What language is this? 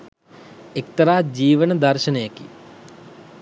Sinhala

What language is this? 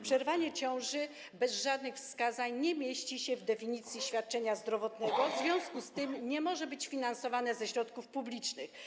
Polish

